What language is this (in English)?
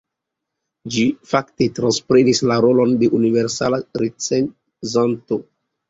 Esperanto